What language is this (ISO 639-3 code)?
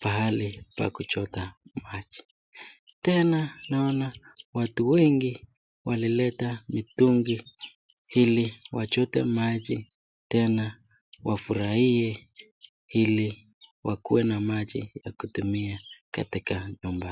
swa